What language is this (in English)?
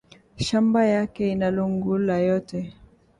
Swahili